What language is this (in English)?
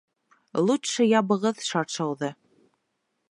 Bashkir